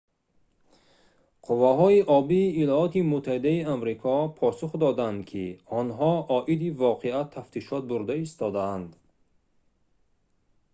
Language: Tajik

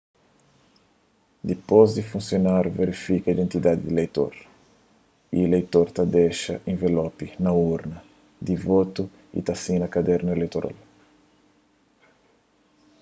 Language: Kabuverdianu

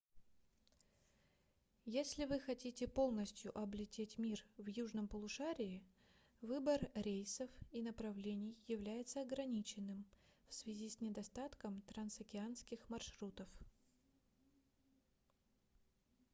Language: Russian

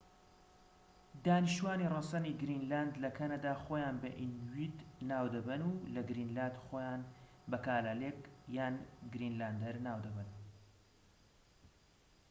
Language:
Central Kurdish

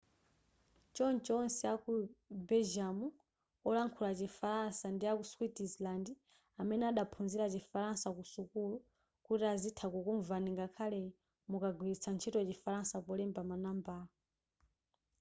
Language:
Nyanja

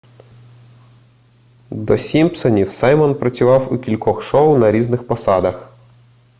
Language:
Ukrainian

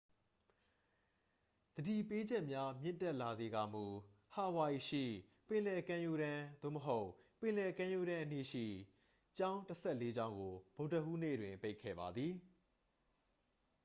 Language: Burmese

